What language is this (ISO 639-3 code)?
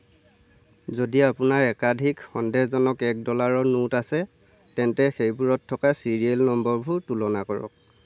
asm